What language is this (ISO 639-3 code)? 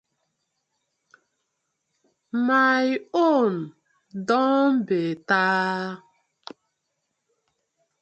pcm